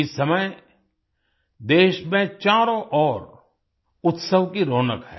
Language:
Hindi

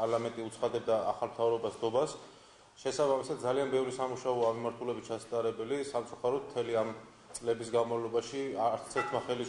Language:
Romanian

